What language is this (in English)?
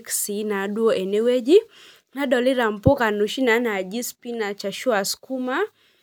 Masai